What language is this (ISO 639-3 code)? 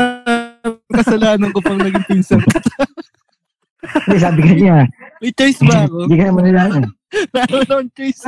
fil